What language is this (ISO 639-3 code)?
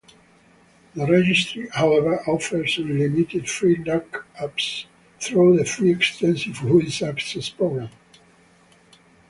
eng